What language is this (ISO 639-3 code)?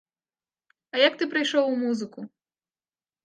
bel